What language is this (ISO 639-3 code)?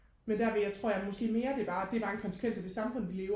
dan